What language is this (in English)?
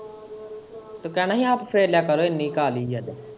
Punjabi